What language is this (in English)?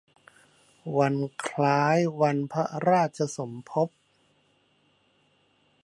Thai